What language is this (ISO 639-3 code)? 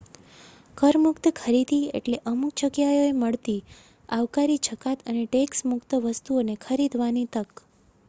guj